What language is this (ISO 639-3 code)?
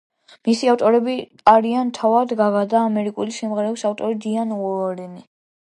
kat